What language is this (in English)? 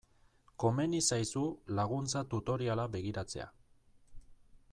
Basque